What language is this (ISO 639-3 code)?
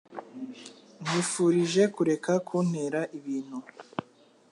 kin